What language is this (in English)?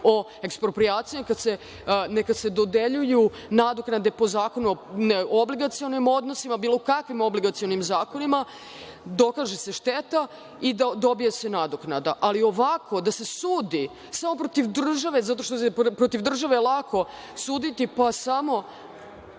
Serbian